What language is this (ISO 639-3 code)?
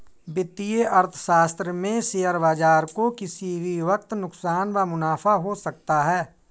hin